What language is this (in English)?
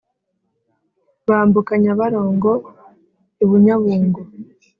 Kinyarwanda